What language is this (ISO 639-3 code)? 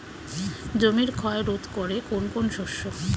ben